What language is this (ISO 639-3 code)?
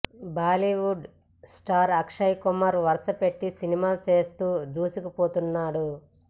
tel